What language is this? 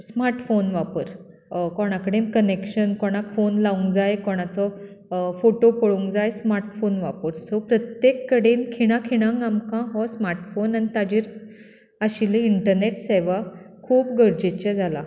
Konkani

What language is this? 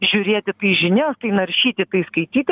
Lithuanian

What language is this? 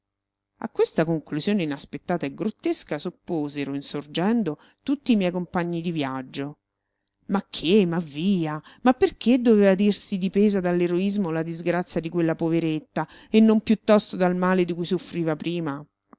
Italian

